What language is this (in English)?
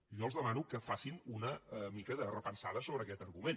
Catalan